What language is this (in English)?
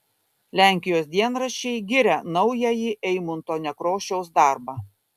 Lithuanian